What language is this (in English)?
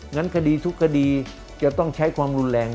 Thai